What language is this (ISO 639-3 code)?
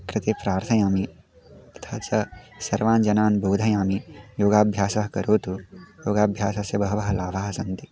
san